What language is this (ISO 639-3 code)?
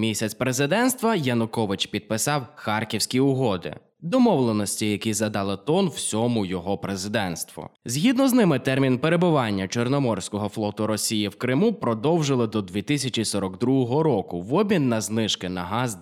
ukr